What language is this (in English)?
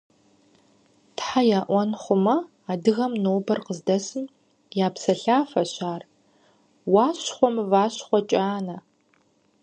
Kabardian